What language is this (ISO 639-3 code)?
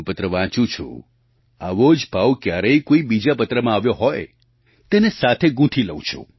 guj